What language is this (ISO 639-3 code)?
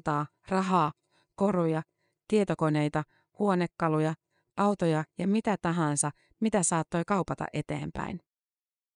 fin